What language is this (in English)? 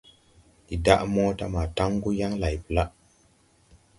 Tupuri